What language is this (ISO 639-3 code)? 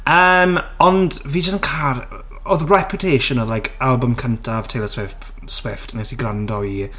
cym